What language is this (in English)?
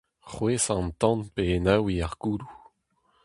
Breton